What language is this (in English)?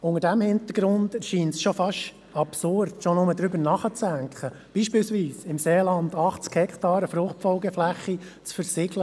Swiss German